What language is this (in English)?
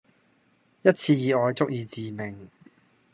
Cantonese